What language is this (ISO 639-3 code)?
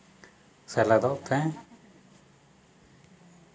sat